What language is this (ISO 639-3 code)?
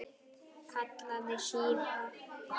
isl